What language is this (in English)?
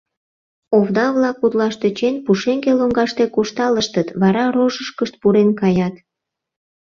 Mari